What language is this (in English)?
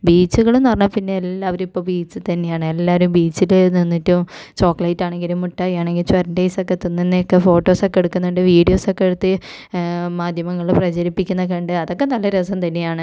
Malayalam